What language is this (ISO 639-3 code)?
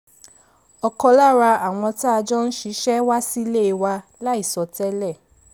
yor